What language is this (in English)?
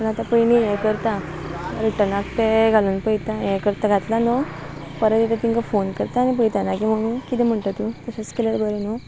Konkani